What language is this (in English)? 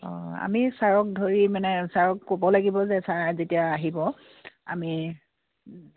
Assamese